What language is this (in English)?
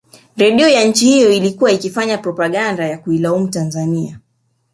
Swahili